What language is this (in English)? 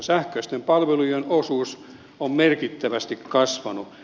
Finnish